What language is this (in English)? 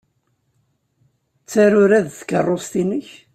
Kabyle